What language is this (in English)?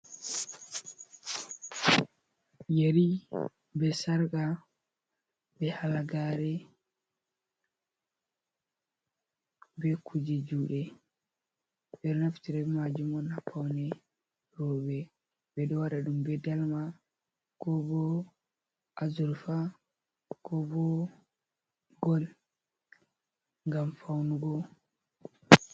Fula